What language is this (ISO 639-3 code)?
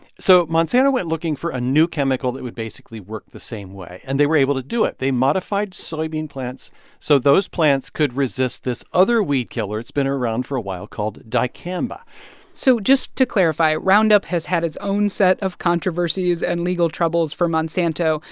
eng